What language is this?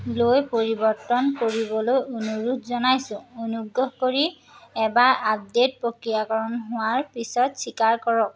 Assamese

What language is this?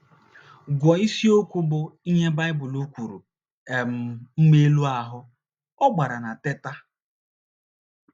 Igbo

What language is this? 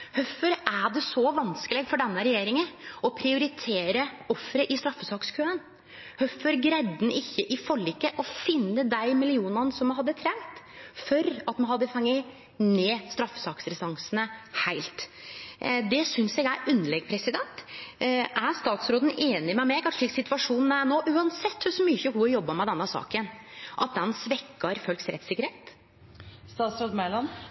Norwegian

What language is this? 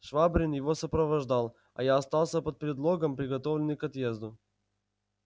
Russian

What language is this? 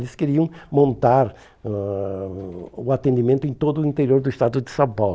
Portuguese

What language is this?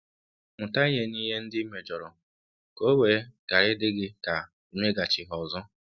Igbo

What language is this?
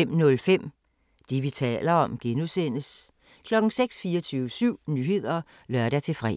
Danish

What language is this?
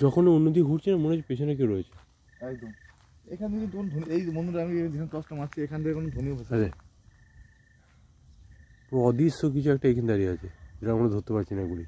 Turkish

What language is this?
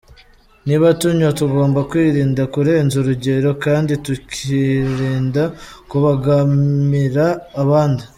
Kinyarwanda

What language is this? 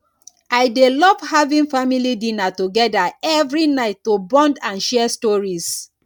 Nigerian Pidgin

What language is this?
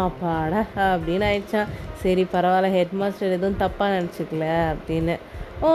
Tamil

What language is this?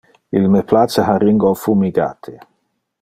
Interlingua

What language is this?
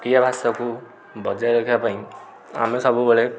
Odia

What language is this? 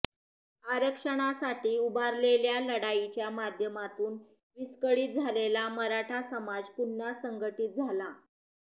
Marathi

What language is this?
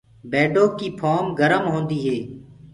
Gurgula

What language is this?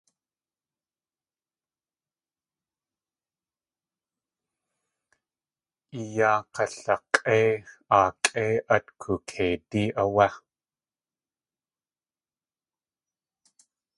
Tlingit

